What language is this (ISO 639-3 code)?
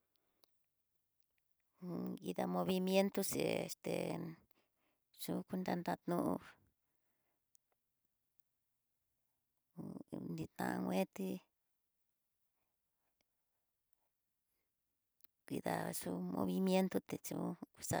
mtx